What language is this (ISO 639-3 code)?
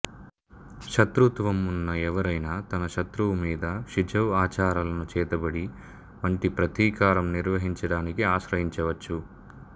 tel